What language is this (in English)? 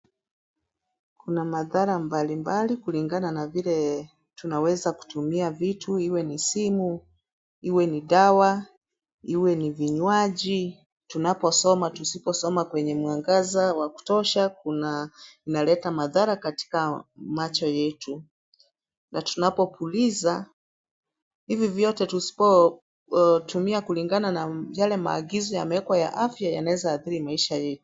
Swahili